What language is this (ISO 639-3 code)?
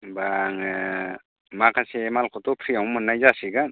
brx